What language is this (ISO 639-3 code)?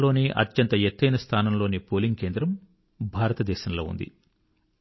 tel